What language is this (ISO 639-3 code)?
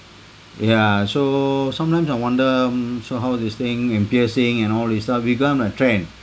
eng